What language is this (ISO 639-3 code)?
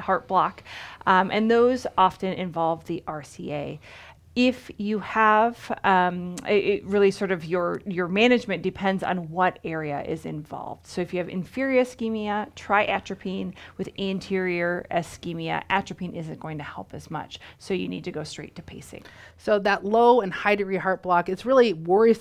eng